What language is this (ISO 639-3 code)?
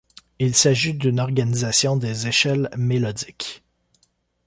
fra